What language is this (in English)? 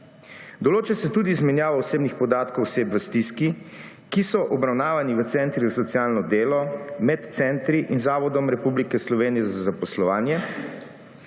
Slovenian